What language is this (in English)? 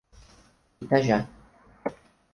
Portuguese